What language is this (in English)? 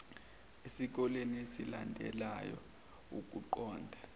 Zulu